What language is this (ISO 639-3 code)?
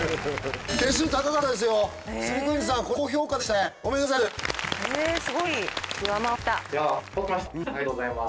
jpn